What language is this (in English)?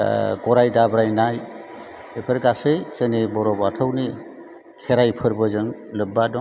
Bodo